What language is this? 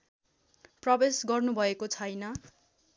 Nepali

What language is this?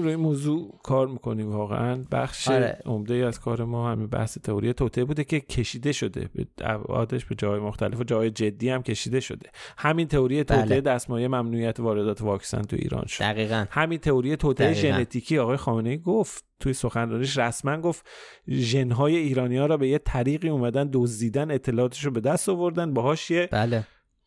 Persian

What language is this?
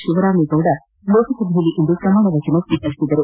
Kannada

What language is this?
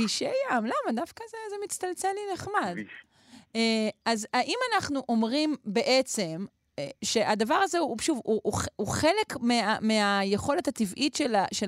Hebrew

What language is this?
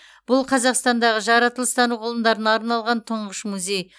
Kazakh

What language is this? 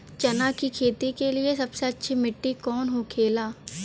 Bhojpuri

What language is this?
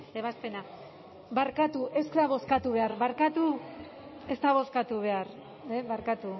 Basque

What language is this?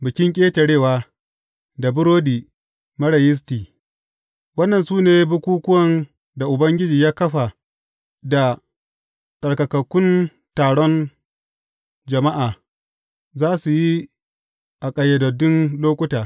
Hausa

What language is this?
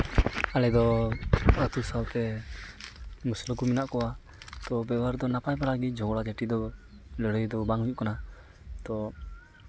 Santali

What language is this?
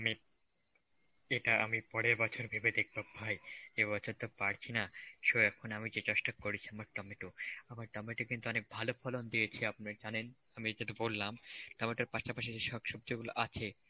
Bangla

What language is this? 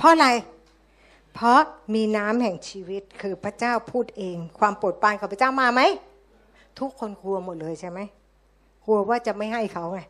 Thai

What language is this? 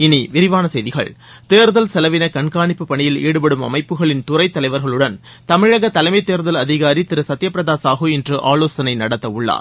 Tamil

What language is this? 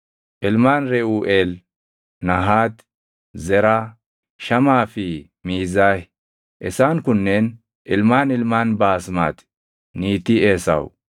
Oromo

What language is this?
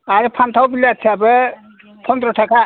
Bodo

